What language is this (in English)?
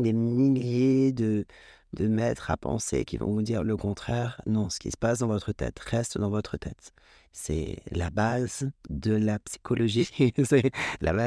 French